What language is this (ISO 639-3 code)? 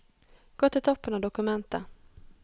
nor